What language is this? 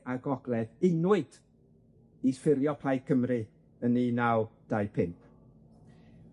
Welsh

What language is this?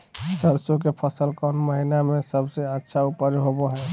Magahi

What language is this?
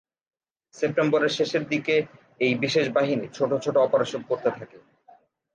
Bangla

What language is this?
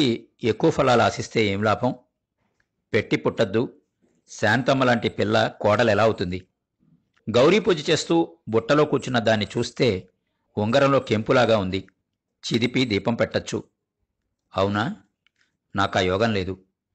Telugu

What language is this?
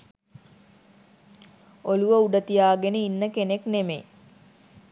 Sinhala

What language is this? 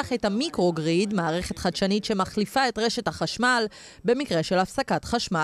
Hebrew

